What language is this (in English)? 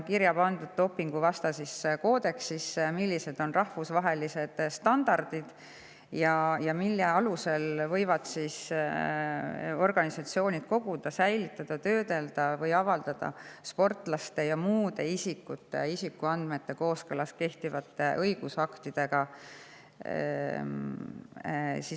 Estonian